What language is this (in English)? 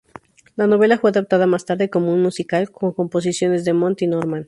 Spanish